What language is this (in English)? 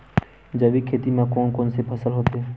Chhattisgarhi